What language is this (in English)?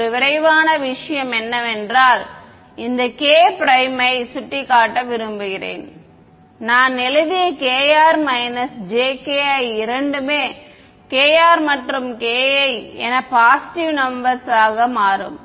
Tamil